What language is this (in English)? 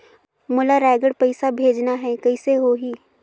Chhattisgarhi